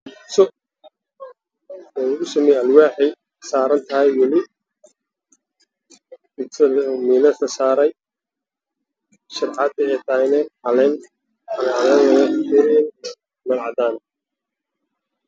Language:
Somali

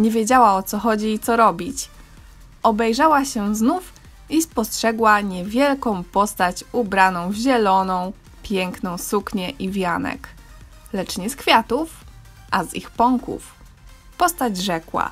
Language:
Polish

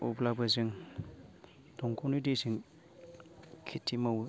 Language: Bodo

